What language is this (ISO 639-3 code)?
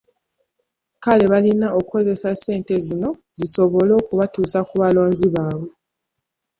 lug